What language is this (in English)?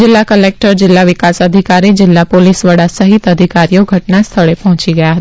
Gujarati